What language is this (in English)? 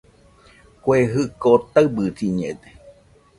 Nüpode Huitoto